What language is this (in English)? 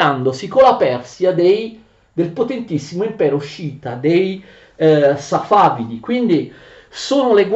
Italian